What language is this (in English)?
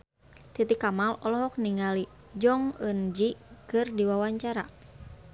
Sundanese